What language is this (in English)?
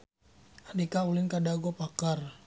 Sundanese